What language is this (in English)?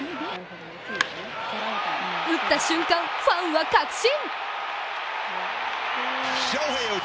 Japanese